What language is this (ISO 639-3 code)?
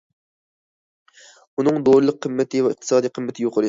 uig